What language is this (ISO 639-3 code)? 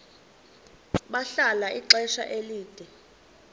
xho